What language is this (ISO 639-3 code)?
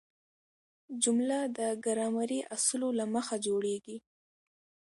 pus